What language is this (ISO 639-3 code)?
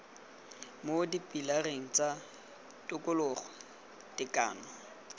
tsn